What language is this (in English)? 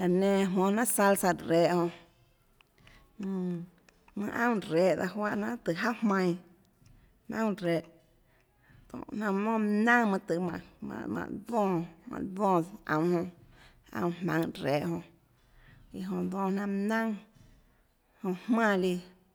Tlacoatzintepec Chinantec